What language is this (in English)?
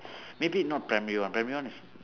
English